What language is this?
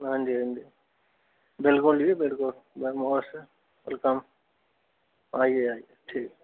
Dogri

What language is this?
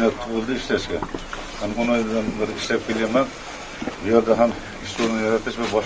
Turkish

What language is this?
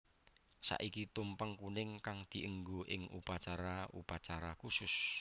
Javanese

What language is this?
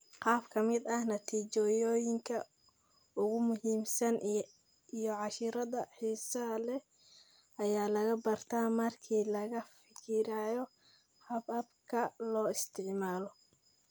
Somali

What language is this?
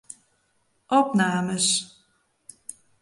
Western Frisian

